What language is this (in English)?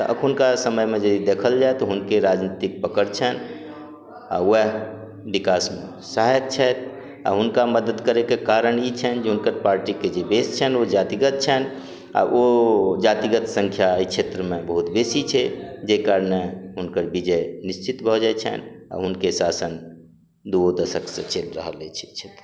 Maithili